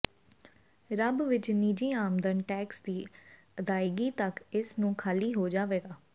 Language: Punjabi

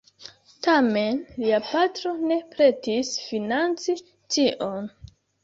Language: Esperanto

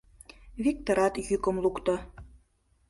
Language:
Mari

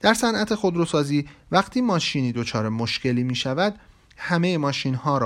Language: Persian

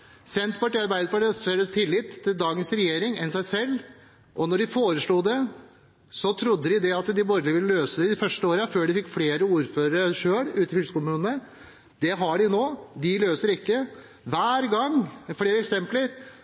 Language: Norwegian Bokmål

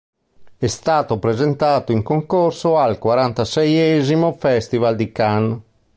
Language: Italian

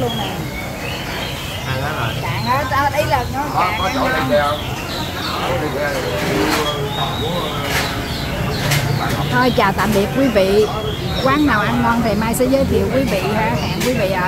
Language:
Vietnamese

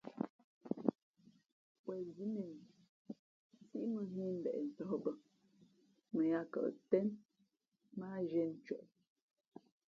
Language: Fe'fe'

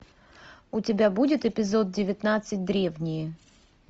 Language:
Russian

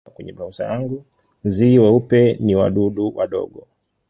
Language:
Swahili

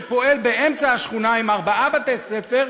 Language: Hebrew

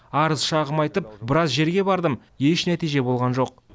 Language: Kazakh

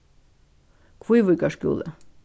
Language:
Faroese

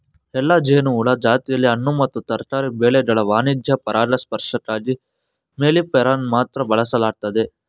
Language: Kannada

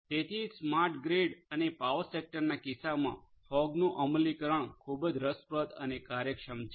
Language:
Gujarati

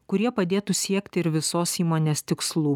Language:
Lithuanian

